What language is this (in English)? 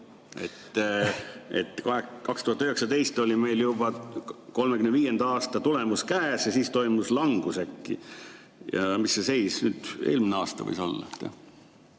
Estonian